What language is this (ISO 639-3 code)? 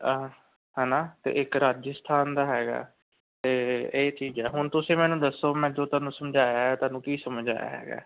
pan